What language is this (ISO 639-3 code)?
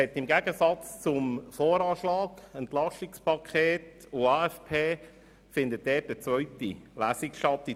gsw